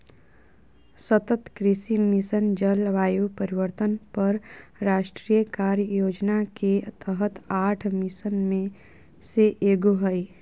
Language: Magahi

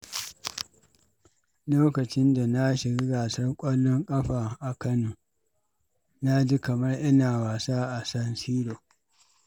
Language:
Hausa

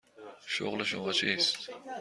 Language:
Persian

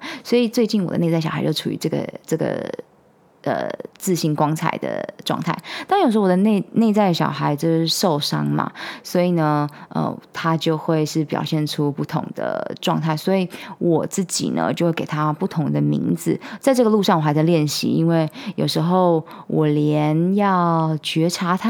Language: Chinese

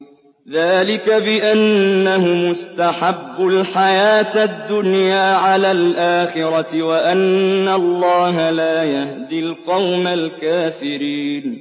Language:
Arabic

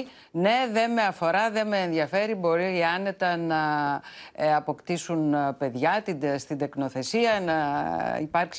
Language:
Greek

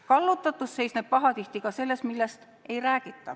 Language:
Estonian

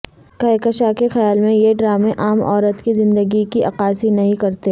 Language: Urdu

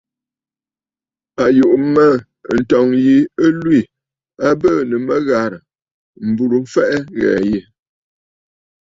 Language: Bafut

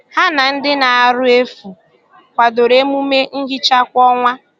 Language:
Igbo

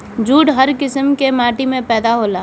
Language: Bhojpuri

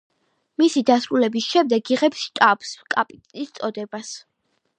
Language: Georgian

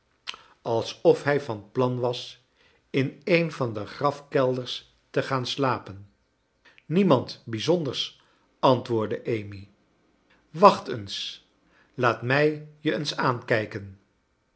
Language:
Dutch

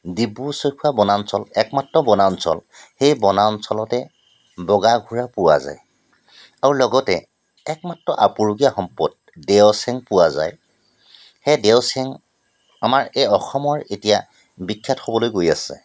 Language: Assamese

